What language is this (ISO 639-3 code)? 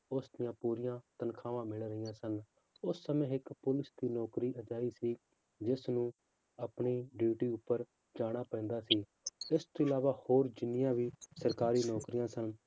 pan